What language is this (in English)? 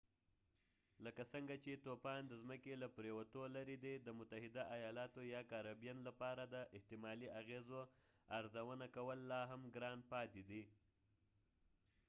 Pashto